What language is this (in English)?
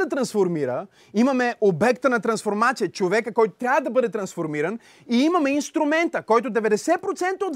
Bulgarian